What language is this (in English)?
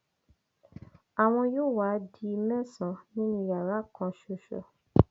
Yoruba